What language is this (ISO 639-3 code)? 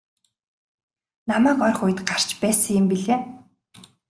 mon